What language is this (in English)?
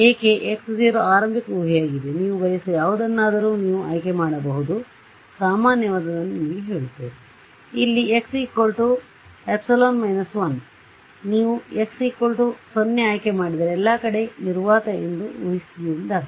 Kannada